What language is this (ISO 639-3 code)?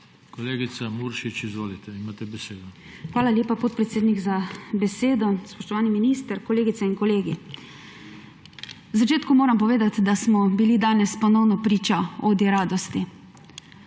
slv